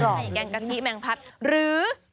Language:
Thai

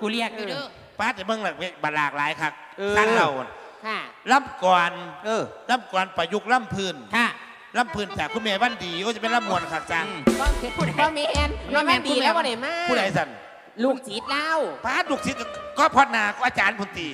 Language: Thai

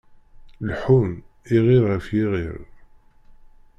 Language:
Kabyle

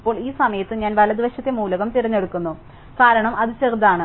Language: Malayalam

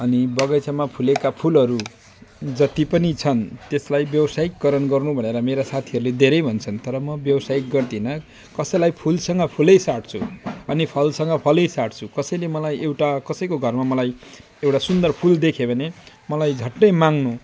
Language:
Nepali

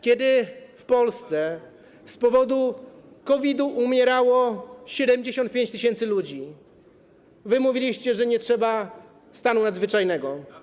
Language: Polish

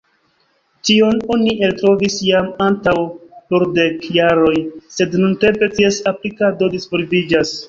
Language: Esperanto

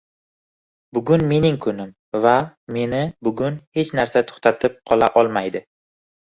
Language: Uzbek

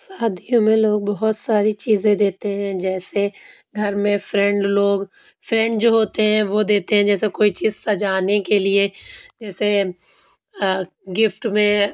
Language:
Urdu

